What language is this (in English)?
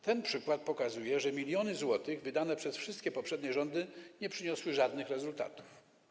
Polish